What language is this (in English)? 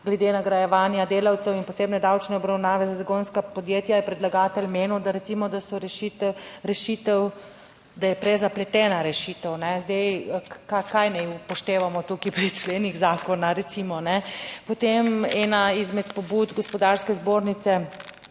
Slovenian